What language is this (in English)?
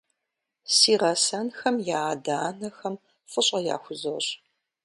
Kabardian